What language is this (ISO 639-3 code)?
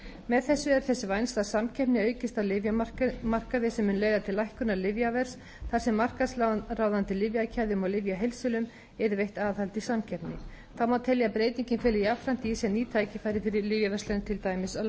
isl